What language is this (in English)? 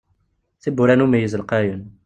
Kabyle